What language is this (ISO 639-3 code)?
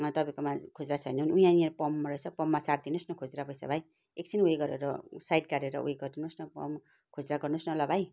nep